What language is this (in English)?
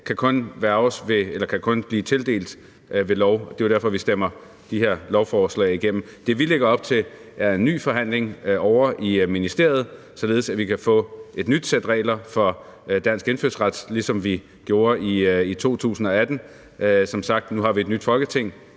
Danish